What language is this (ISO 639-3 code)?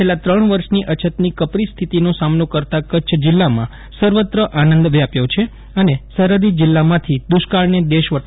guj